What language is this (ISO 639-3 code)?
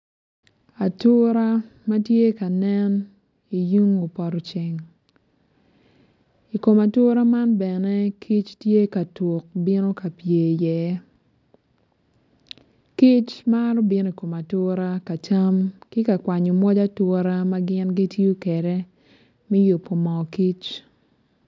ach